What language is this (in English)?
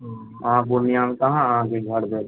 Maithili